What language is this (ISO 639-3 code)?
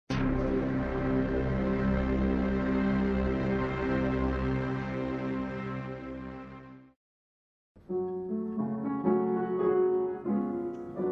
nld